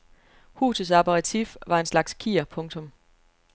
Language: Danish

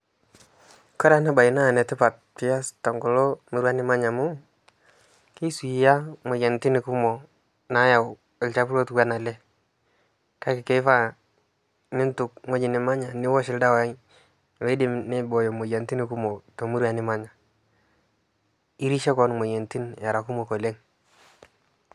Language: Masai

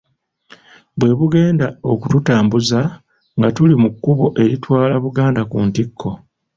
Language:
Ganda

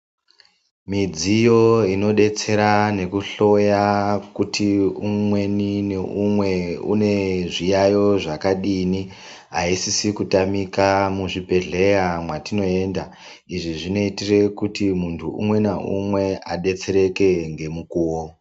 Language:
Ndau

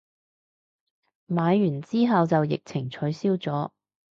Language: Cantonese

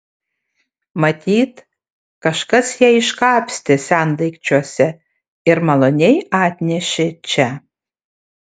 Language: Lithuanian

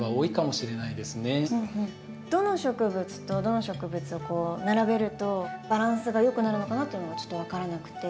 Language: Japanese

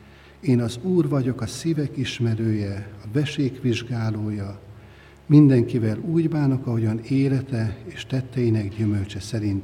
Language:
Hungarian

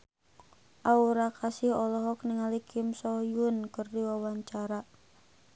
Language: Sundanese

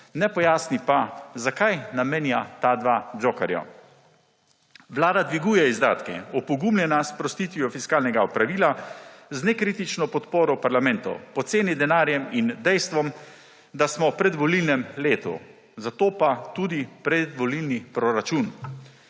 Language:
Slovenian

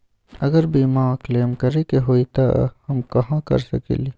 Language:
Magahi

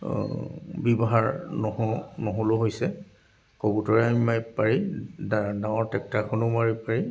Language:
Assamese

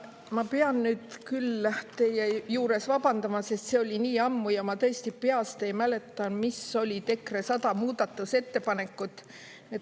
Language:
Estonian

